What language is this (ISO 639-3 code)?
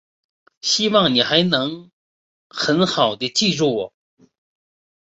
zho